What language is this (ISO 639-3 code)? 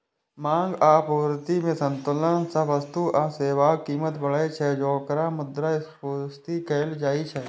mai